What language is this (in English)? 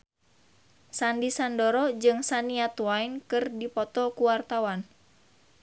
Sundanese